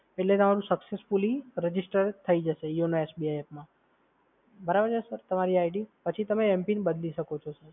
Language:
Gujarati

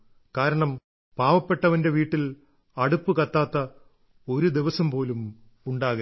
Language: Malayalam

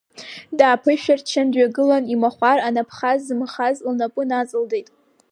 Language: Abkhazian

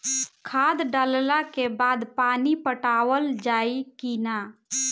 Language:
Bhojpuri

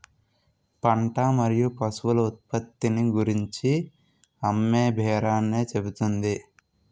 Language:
Telugu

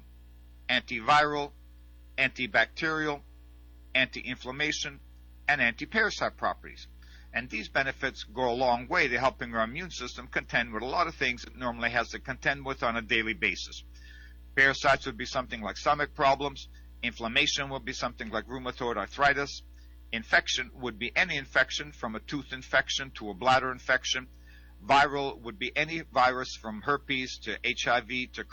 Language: English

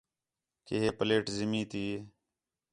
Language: Khetrani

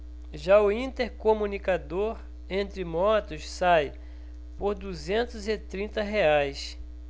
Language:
Portuguese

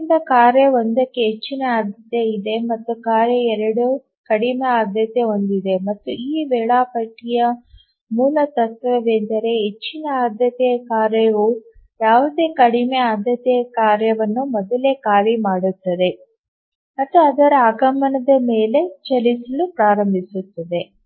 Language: Kannada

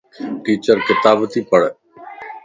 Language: Lasi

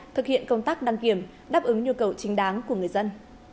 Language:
Vietnamese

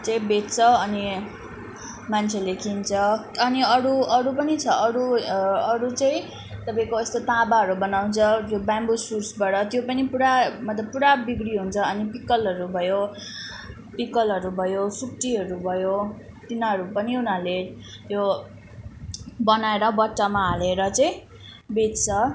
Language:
Nepali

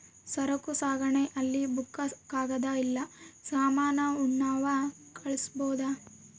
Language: Kannada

